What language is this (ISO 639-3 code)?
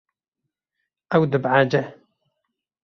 kur